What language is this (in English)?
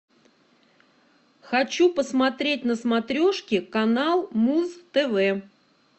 Russian